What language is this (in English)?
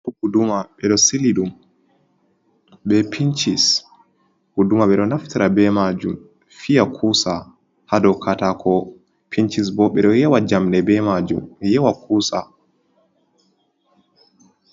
Fula